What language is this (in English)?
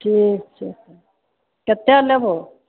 Maithili